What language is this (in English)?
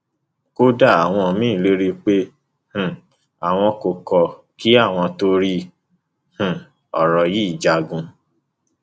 Yoruba